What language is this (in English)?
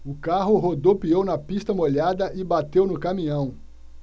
Portuguese